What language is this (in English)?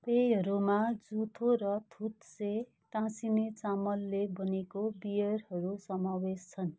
Nepali